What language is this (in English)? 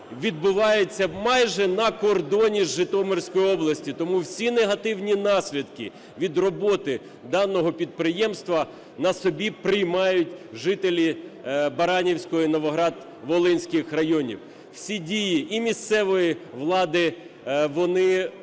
Ukrainian